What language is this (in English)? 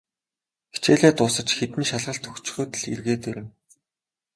Mongolian